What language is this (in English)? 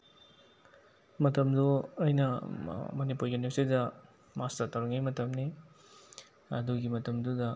Manipuri